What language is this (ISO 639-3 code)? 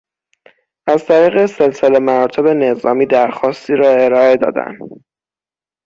fas